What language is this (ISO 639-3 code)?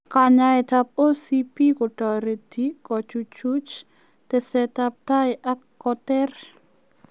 kln